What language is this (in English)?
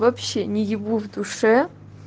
Russian